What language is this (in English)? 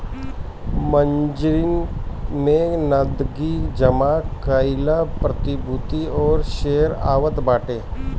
Bhojpuri